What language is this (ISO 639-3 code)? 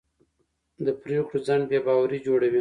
pus